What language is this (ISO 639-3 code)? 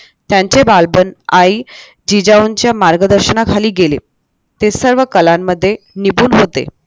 mar